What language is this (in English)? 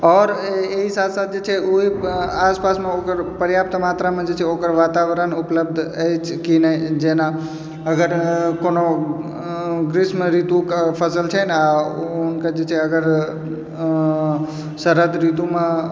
Maithili